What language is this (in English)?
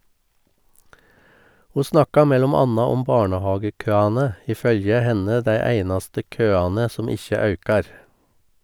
Norwegian